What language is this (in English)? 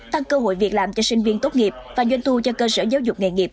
Vietnamese